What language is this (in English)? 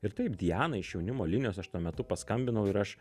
Lithuanian